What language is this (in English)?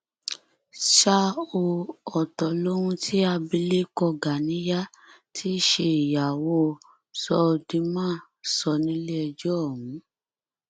Yoruba